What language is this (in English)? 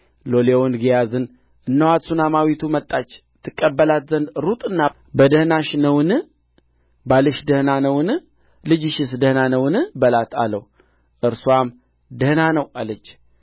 Amharic